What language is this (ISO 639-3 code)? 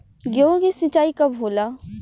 bho